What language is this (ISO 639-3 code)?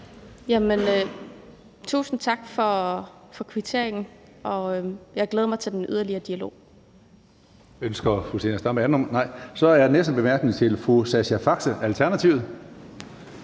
dan